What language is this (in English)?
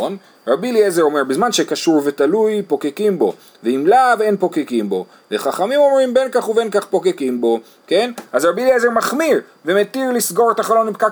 Hebrew